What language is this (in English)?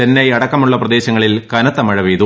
Malayalam